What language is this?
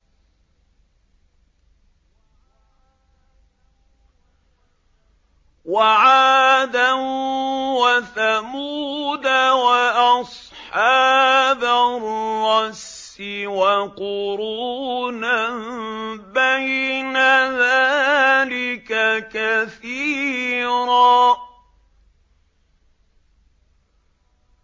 Arabic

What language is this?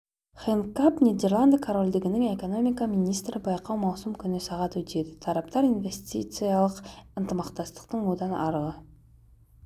Kazakh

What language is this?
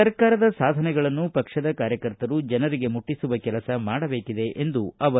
Kannada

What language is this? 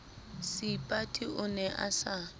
Southern Sotho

